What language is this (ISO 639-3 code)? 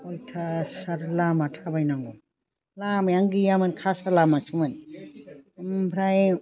brx